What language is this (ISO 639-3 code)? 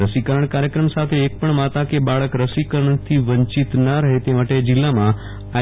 guj